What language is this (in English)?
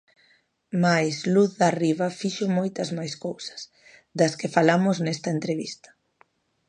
Galician